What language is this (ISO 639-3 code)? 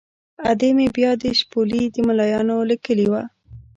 pus